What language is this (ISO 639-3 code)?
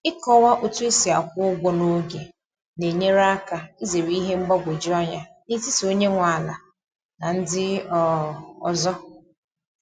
ibo